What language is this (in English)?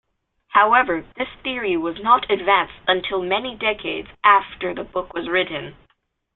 English